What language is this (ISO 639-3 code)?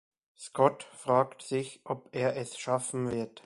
deu